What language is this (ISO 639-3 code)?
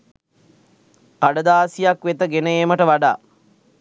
sin